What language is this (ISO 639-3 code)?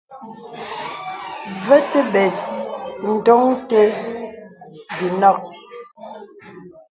beb